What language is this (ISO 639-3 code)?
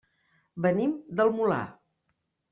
cat